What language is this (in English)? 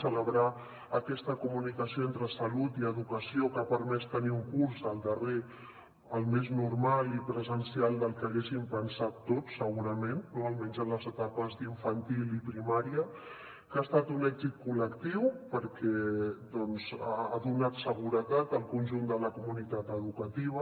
Catalan